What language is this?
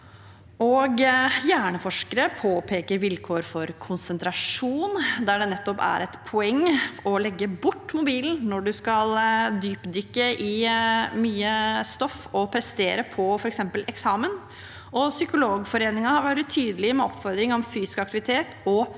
Norwegian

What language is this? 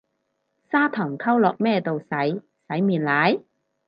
Cantonese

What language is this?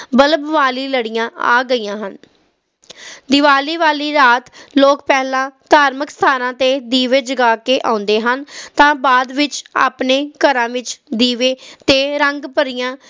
Punjabi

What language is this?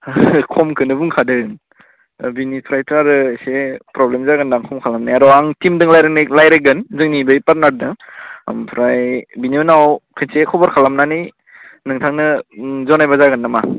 Bodo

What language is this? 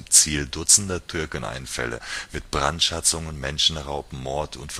German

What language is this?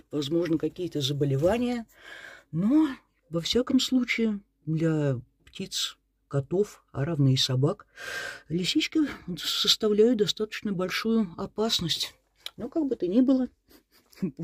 Russian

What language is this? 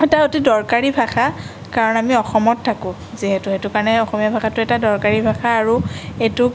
Assamese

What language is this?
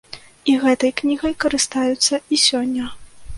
Belarusian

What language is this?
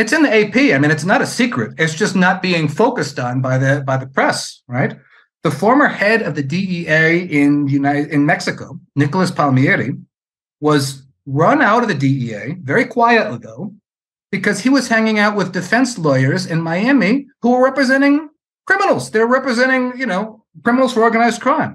English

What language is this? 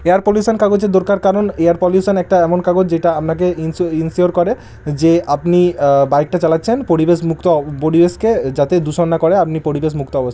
Bangla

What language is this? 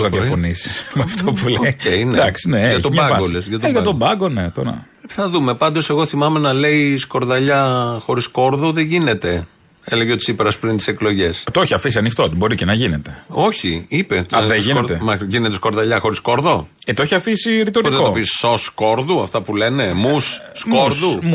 Greek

